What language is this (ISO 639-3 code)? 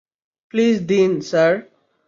ben